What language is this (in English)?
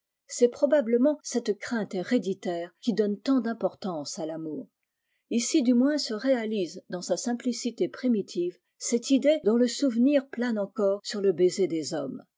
French